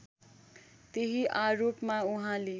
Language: Nepali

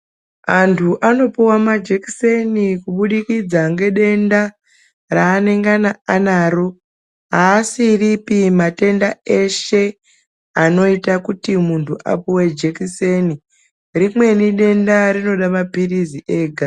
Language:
Ndau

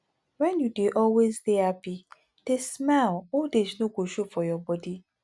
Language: Nigerian Pidgin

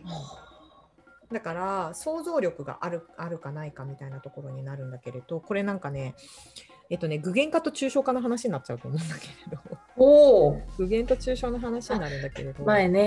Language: Japanese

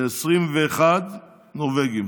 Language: Hebrew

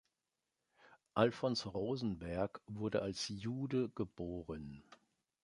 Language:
German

